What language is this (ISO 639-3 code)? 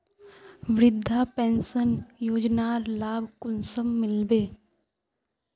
mag